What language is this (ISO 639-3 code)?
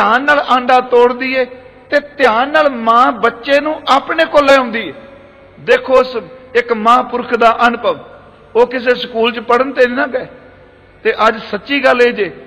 pan